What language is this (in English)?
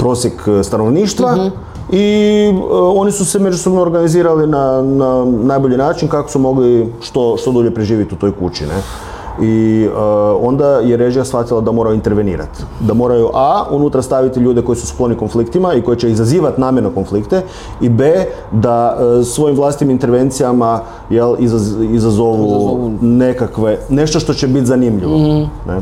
Croatian